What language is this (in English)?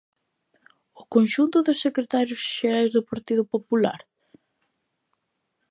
Galician